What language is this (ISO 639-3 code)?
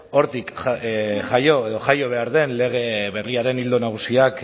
eus